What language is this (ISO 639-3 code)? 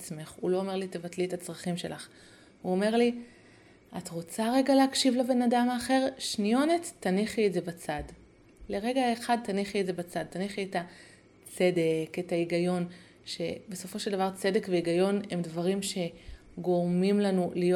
heb